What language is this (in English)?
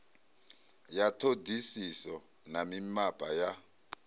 Venda